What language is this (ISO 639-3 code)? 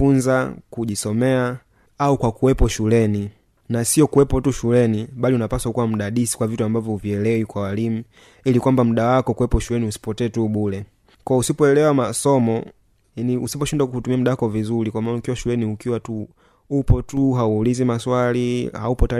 swa